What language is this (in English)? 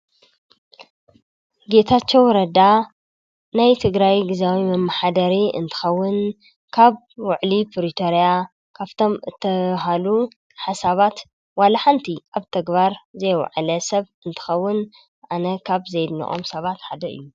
Tigrinya